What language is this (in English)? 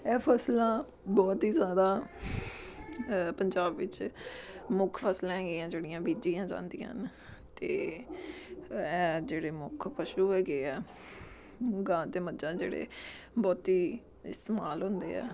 Punjabi